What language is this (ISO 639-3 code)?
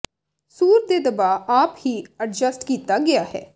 pan